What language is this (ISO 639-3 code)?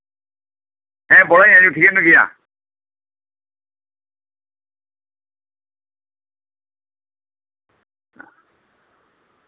sat